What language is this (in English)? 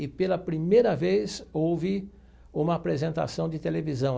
Portuguese